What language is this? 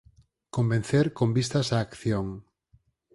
Galician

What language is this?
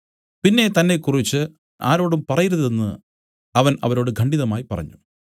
Malayalam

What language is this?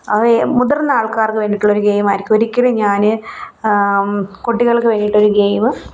Malayalam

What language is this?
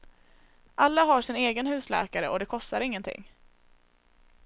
Swedish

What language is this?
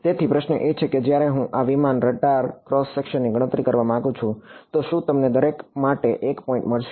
Gujarati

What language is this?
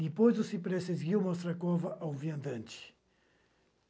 Portuguese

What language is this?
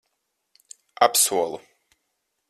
Latvian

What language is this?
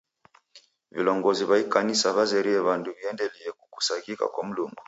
Taita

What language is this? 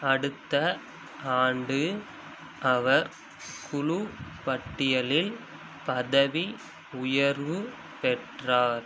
Tamil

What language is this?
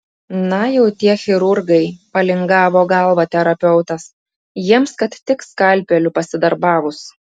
Lithuanian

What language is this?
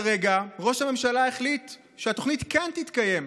Hebrew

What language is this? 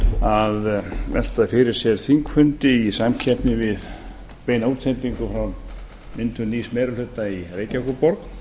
Icelandic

